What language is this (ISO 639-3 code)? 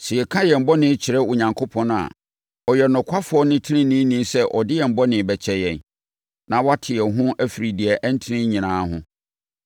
aka